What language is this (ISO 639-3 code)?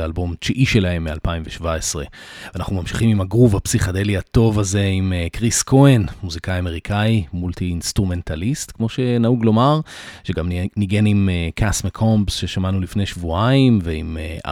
heb